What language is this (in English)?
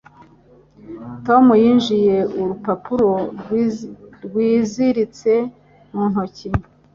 Kinyarwanda